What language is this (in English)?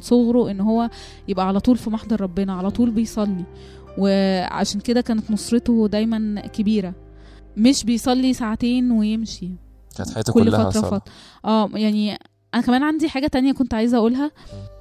Arabic